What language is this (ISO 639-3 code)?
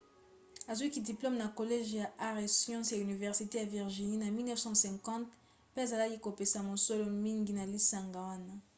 lin